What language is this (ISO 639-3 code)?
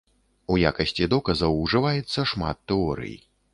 bel